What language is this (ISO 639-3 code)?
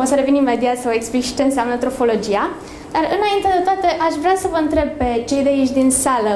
ron